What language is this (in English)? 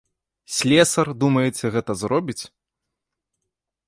Belarusian